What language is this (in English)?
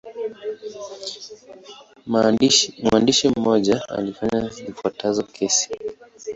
Swahili